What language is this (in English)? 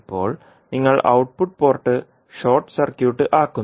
Malayalam